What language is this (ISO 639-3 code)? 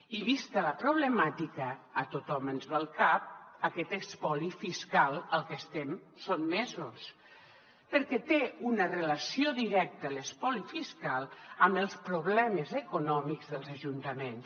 cat